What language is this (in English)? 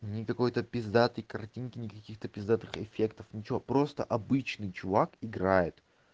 Russian